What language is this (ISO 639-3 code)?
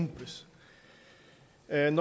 dan